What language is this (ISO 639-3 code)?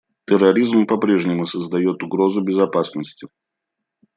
rus